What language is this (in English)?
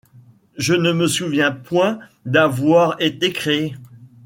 French